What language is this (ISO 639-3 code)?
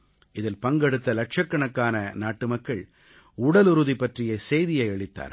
tam